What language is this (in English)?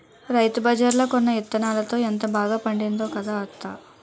Telugu